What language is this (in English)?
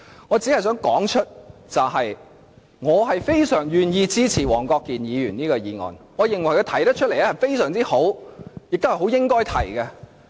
Cantonese